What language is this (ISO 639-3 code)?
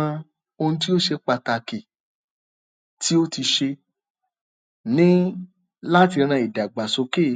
yor